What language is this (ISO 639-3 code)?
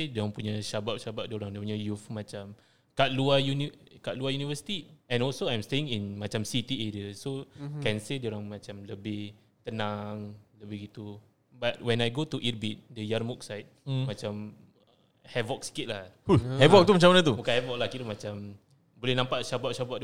msa